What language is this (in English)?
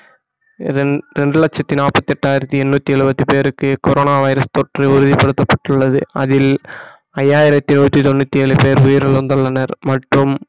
Tamil